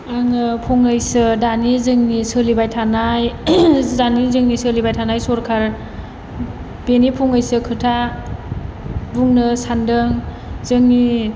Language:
Bodo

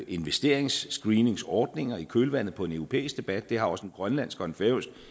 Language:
Danish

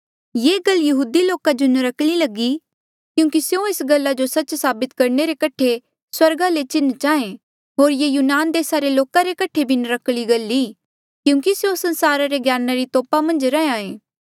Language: Mandeali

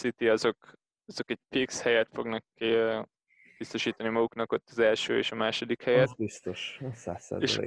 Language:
Hungarian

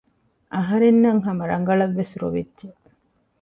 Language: Divehi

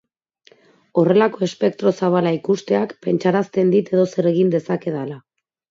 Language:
Basque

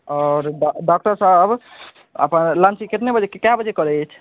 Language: Maithili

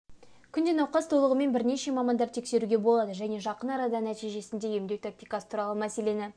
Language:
Kazakh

